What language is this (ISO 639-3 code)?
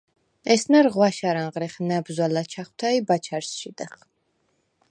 sva